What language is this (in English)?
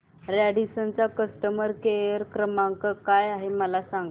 Marathi